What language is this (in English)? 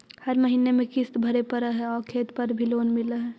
Magahi